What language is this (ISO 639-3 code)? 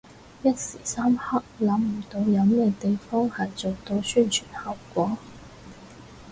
yue